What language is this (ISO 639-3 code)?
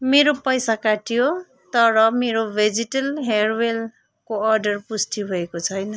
nep